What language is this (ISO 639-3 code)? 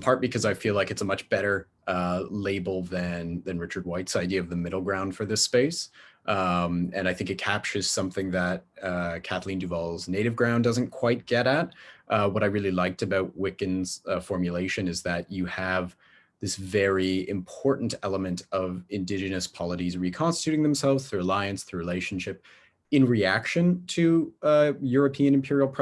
eng